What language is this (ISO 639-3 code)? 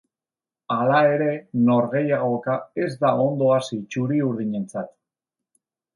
eus